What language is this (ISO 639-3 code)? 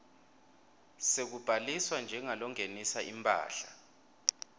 ssw